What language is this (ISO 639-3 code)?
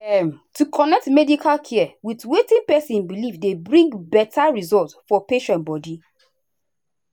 pcm